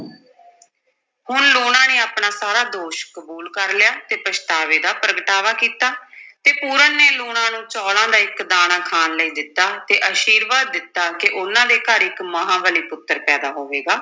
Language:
Punjabi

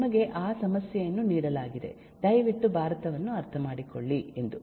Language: Kannada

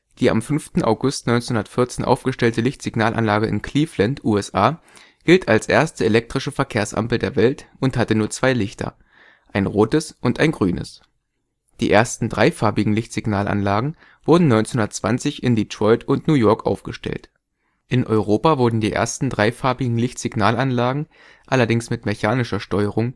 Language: German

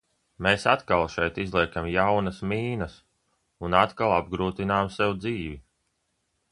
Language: Latvian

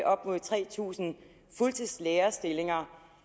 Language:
Danish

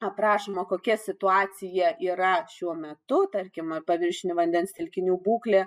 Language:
Lithuanian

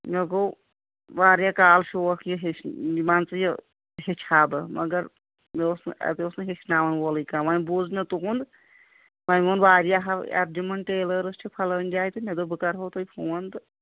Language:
Kashmiri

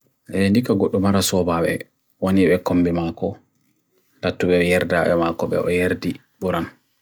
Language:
Bagirmi Fulfulde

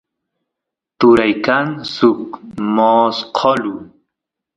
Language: Santiago del Estero Quichua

